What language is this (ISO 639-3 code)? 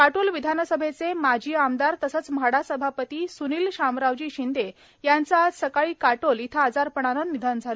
mar